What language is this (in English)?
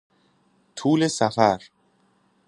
Persian